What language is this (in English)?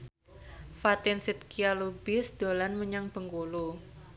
Javanese